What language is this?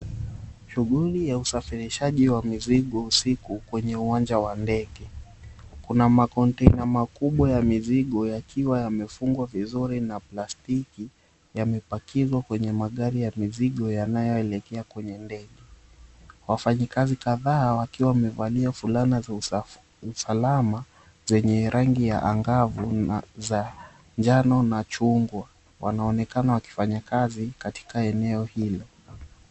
Swahili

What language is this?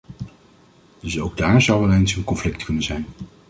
Dutch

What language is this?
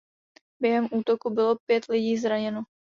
Czech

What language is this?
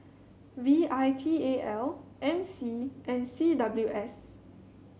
English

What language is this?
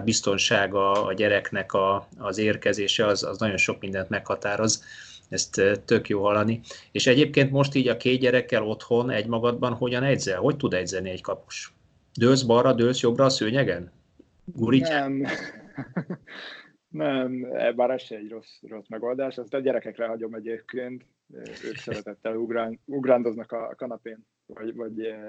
Hungarian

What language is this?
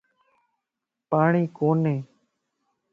Lasi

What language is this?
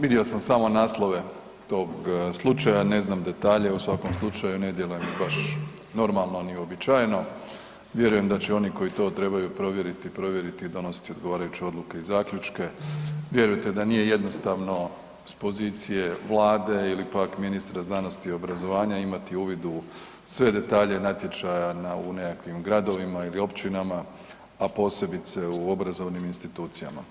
Croatian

